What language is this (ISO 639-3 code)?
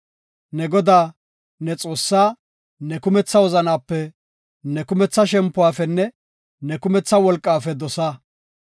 gof